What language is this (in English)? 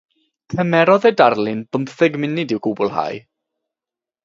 Welsh